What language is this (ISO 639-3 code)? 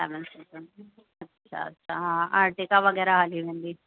snd